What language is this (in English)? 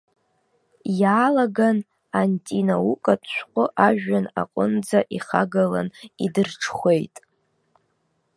Abkhazian